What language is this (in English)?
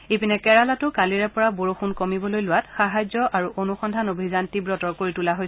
Assamese